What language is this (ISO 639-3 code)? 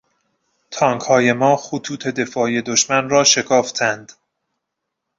fas